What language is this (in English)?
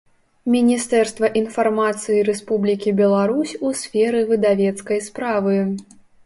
Belarusian